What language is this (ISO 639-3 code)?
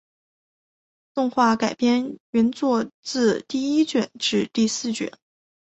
zho